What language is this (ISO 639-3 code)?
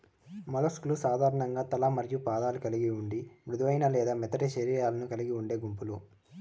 tel